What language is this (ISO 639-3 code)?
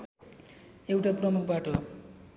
nep